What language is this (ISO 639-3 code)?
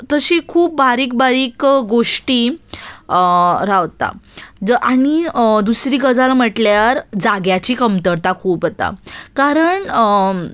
kok